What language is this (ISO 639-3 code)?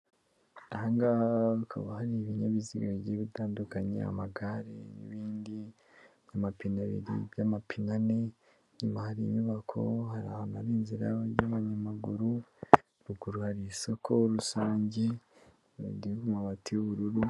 kin